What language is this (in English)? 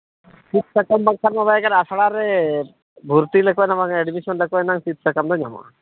Santali